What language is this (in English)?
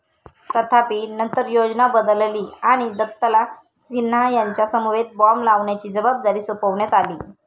Marathi